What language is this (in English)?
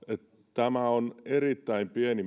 Finnish